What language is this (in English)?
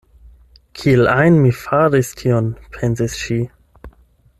Esperanto